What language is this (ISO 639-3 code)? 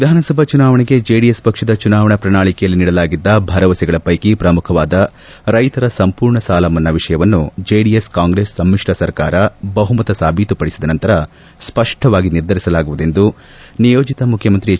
kan